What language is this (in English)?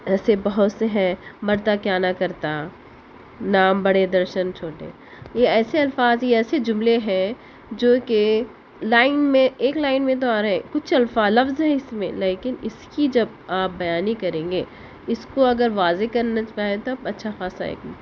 Urdu